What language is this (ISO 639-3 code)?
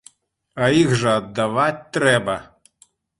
bel